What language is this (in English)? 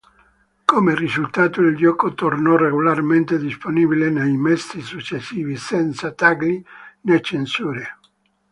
Italian